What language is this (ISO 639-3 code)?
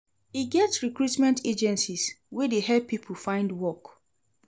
pcm